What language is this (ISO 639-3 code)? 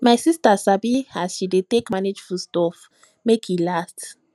pcm